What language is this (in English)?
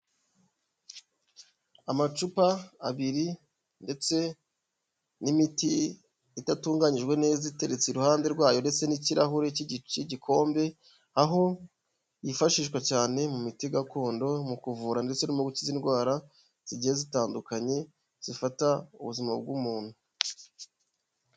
Kinyarwanda